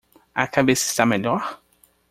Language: Portuguese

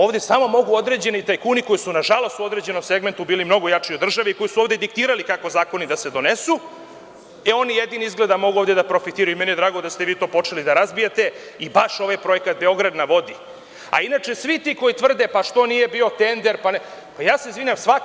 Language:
Serbian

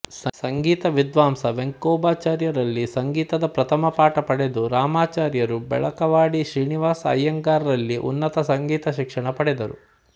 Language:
Kannada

